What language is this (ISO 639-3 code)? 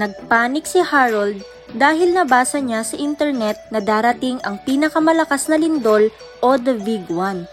fil